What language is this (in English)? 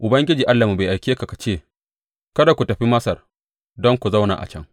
Hausa